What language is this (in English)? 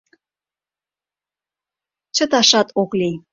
Mari